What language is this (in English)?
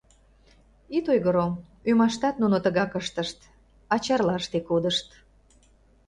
Mari